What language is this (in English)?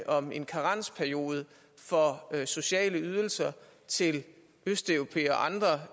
Danish